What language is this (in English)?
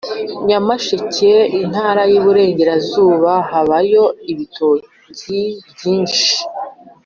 Kinyarwanda